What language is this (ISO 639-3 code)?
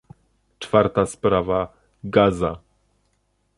pol